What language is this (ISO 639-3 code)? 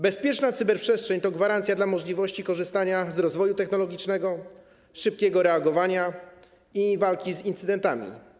pol